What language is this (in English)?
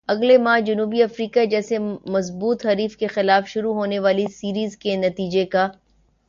Urdu